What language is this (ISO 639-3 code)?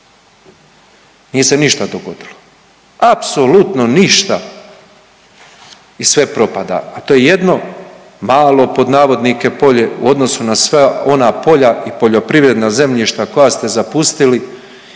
hrv